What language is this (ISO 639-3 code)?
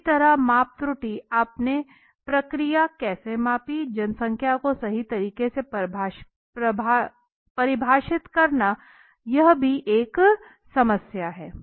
hin